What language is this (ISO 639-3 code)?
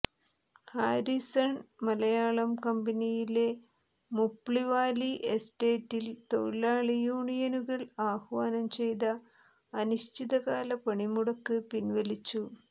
mal